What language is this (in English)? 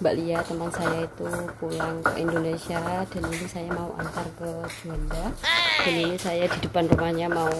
Indonesian